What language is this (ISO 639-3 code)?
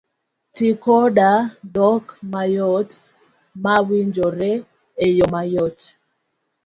luo